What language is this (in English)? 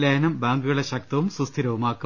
Malayalam